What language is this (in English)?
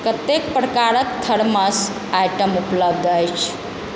Maithili